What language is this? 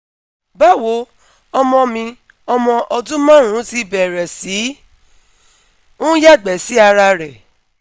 Yoruba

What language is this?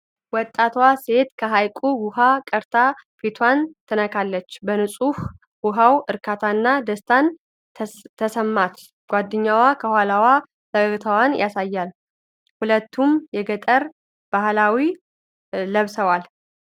Amharic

